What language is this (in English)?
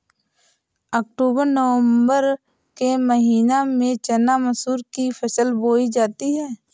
Hindi